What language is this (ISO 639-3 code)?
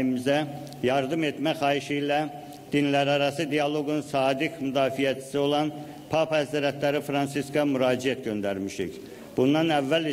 tur